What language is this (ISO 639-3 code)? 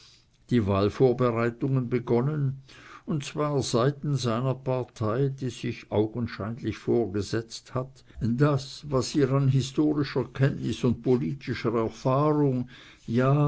deu